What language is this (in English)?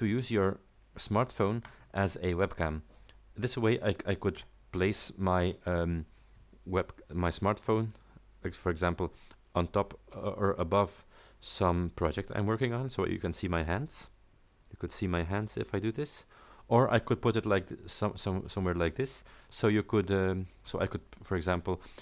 English